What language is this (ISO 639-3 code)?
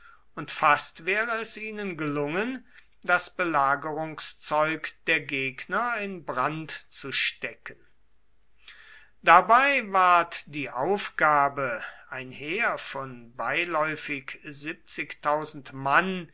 deu